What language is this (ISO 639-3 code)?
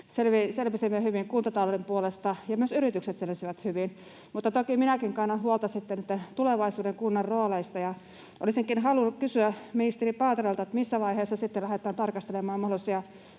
fin